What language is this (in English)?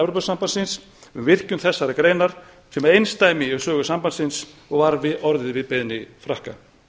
Icelandic